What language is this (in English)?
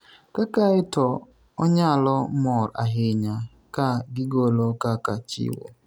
Luo (Kenya and Tanzania)